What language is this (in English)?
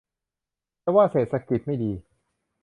Thai